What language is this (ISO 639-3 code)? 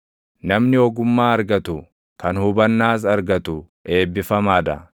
orm